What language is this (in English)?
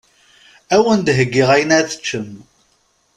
Kabyle